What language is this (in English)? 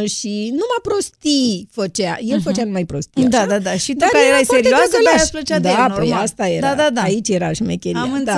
Romanian